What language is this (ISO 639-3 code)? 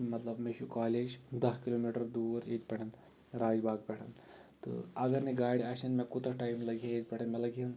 kas